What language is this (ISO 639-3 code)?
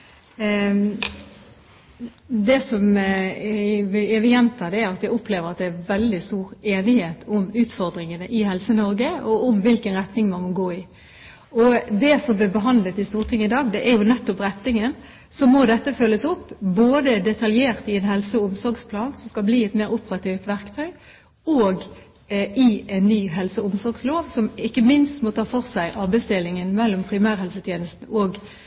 nob